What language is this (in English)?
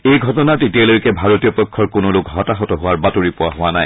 Assamese